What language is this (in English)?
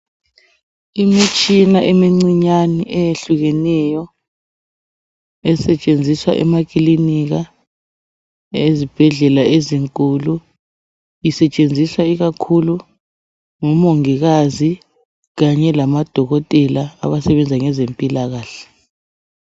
North Ndebele